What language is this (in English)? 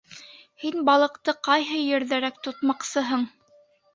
Bashkir